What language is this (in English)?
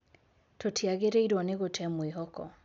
Kikuyu